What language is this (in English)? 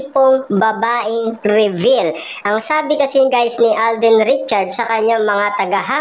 Filipino